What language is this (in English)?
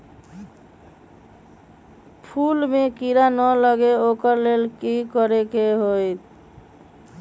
Magahi